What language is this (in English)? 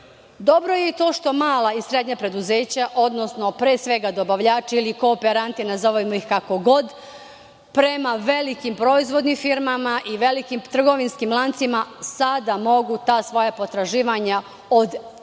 Serbian